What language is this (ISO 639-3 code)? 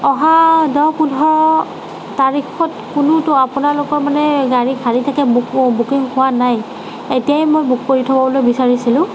asm